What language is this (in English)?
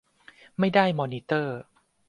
Thai